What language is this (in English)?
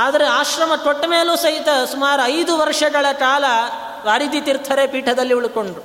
Kannada